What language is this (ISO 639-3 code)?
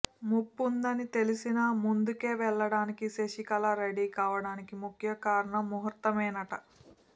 tel